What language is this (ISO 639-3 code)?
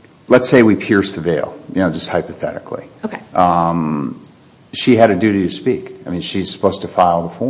eng